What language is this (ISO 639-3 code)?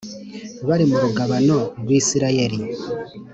kin